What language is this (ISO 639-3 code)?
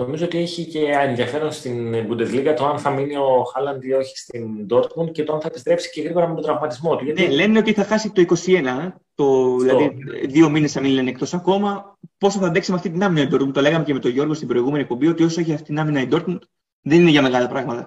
ell